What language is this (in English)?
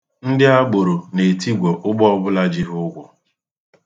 Igbo